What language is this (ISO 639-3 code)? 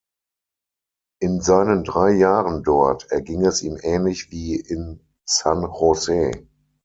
deu